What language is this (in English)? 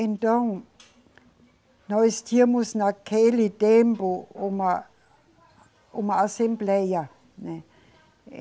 Portuguese